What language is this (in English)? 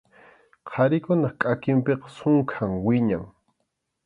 Arequipa-La Unión Quechua